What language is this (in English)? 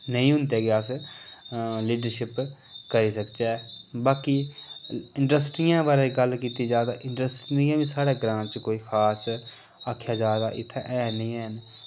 Dogri